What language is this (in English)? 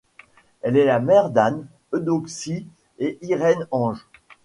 French